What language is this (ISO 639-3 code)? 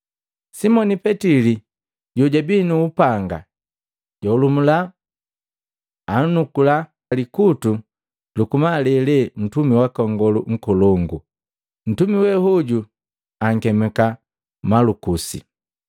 mgv